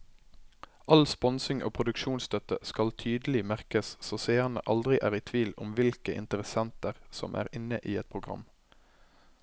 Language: Norwegian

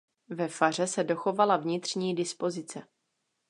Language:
Czech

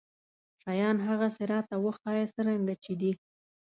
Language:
Pashto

